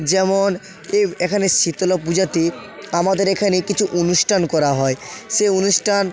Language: Bangla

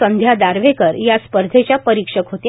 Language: Marathi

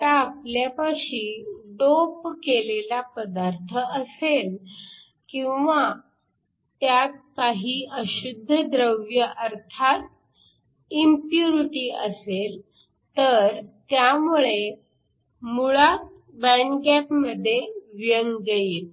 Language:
Marathi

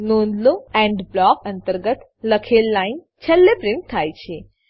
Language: Gujarati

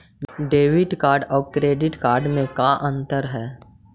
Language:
Magahi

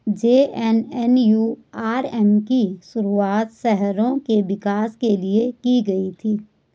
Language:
Hindi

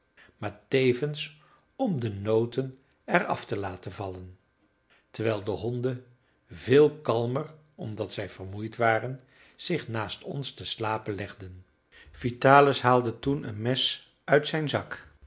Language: Dutch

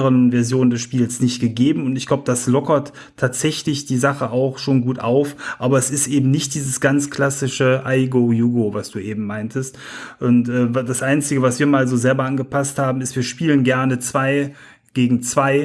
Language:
German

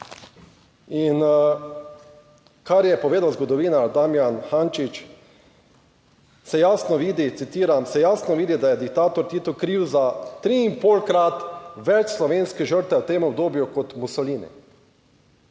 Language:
Slovenian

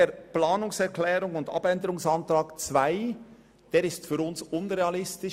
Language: Swiss German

